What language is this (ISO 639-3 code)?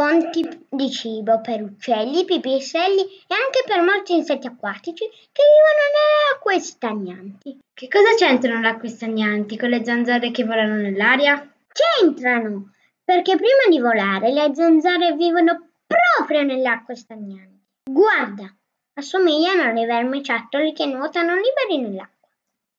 ita